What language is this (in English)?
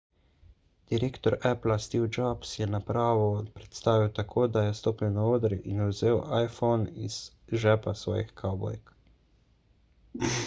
Slovenian